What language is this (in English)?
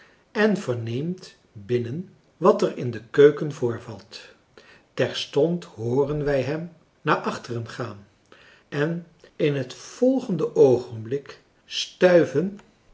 Dutch